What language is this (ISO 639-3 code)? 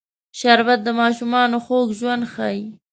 pus